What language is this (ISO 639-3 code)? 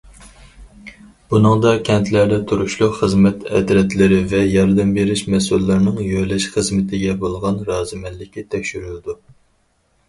uig